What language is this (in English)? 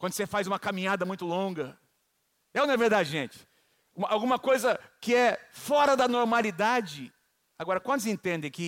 Portuguese